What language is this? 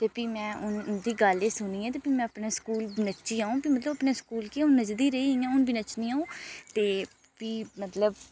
Dogri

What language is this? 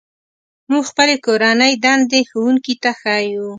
Pashto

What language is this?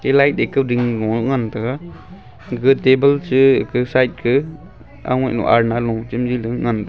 Wancho Naga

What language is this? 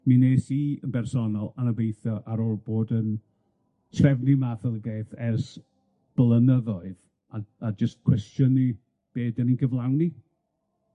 Welsh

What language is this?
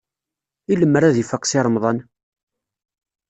Kabyle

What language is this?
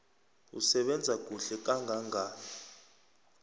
South Ndebele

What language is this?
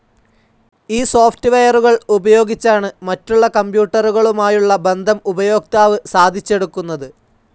Malayalam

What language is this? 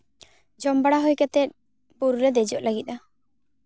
Santali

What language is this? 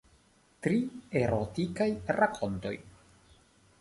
Esperanto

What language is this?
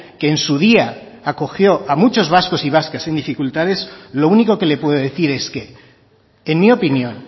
Spanish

